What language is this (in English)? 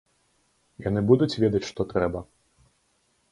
Belarusian